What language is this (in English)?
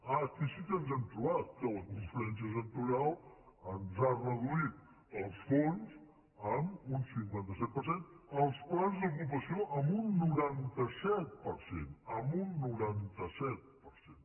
Catalan